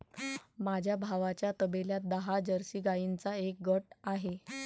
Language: Marathi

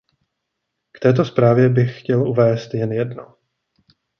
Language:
Czech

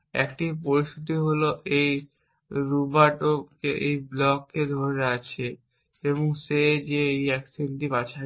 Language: Bangla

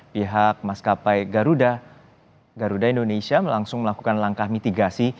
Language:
Indonesian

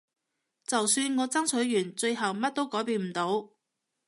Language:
Cantonese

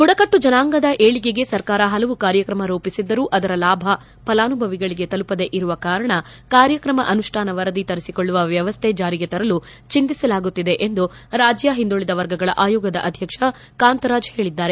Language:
Kannada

